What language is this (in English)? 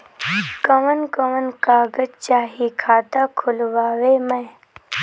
Bhojpuri